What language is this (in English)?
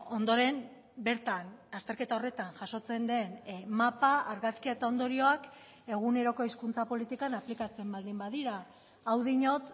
Basque